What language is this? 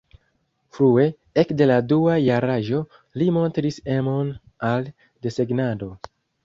Esperanto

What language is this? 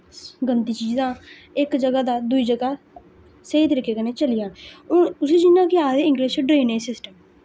Dogri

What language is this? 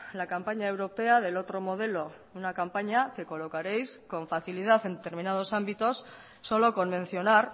Spanish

